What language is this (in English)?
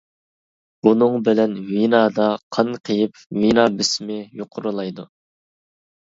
Uyghur